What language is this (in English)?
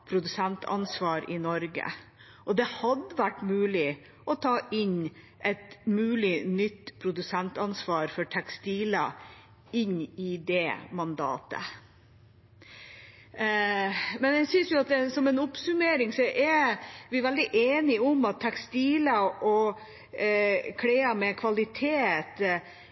Norwegian Bokmål